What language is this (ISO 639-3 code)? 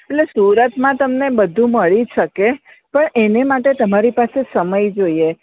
guj